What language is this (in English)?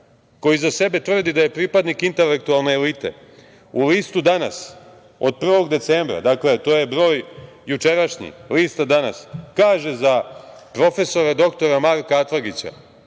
Serbian